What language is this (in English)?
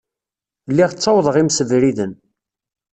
Kabyle